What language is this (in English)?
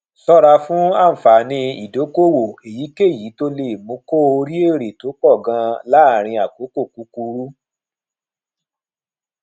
Yoruba